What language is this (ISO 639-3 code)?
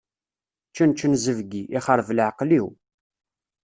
kab